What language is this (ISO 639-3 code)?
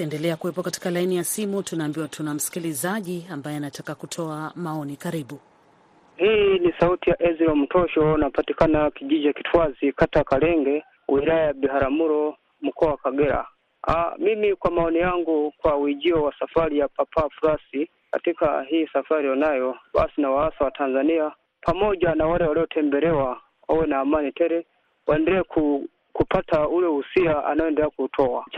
swa